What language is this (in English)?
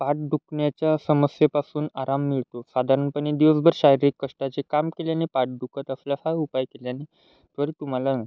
Marathi